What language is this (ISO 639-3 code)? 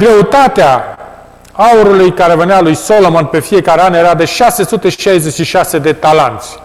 ron